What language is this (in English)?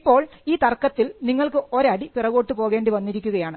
Malayalam